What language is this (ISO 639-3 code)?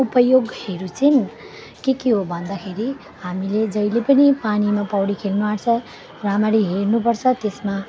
nep